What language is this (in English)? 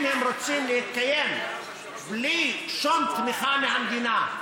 Hebrew